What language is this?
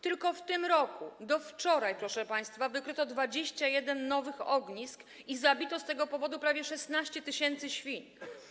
Polish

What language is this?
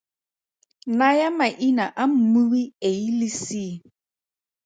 Tswana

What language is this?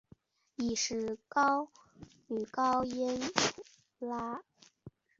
Chinese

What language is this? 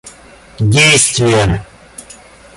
Russian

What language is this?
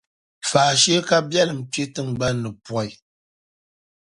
Dagbani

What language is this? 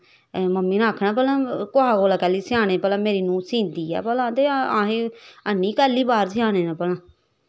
Dogri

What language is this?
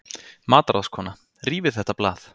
Icelandic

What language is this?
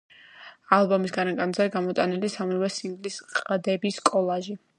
Georgian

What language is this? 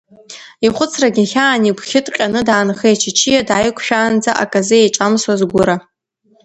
Abkhazian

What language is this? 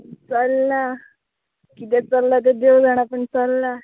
Konkani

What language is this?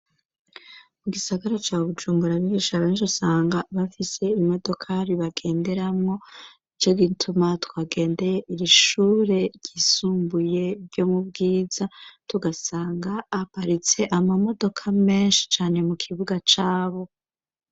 Rundi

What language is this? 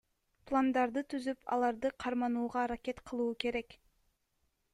Kyrgyz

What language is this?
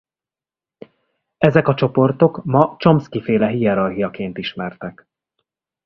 Hungarian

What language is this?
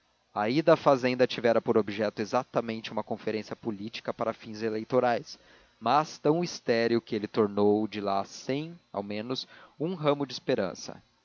Portuguese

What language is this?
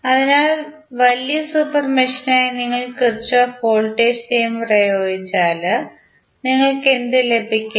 Malayalam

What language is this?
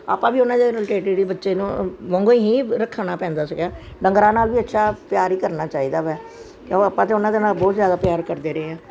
Punjabi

